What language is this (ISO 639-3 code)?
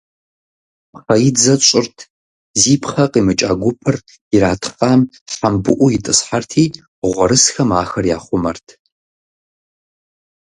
kbd